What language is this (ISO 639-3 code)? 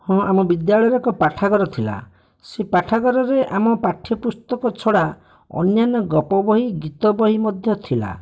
ori